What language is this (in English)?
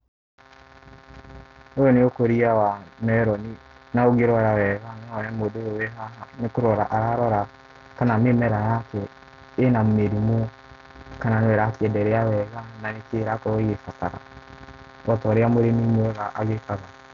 Kikuyu